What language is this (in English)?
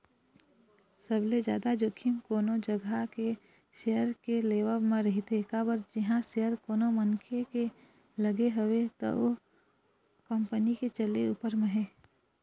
Chhattisgarhi